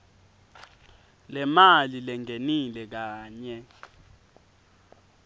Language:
Swati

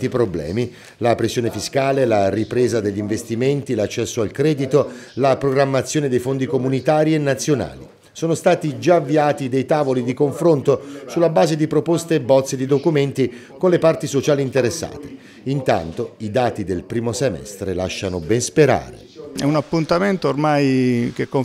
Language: Italian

